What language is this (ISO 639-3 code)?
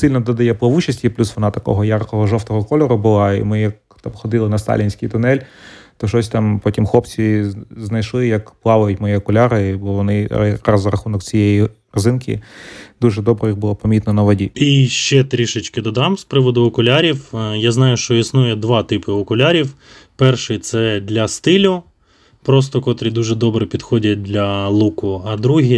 ukr